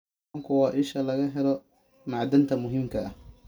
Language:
Somali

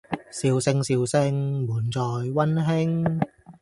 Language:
Cantonese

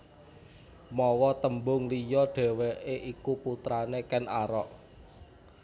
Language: Javanese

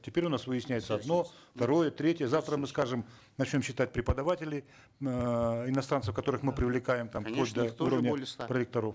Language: Kazakh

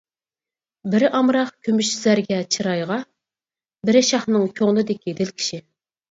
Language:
Uyghur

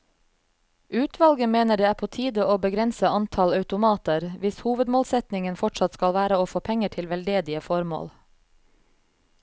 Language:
Norwegian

